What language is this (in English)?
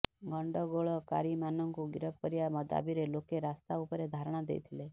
Odia